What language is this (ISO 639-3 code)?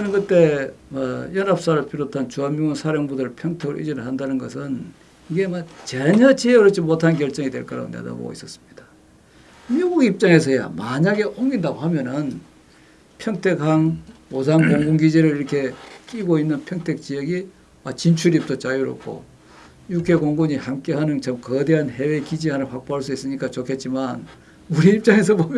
kor